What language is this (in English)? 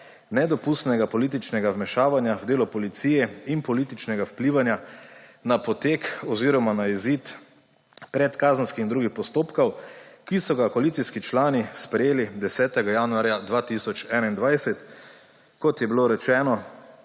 Slovenian